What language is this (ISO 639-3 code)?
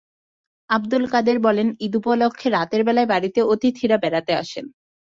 ben